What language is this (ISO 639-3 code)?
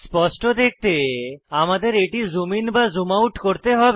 ben